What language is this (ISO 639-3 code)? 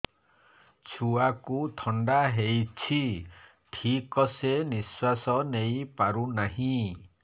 ori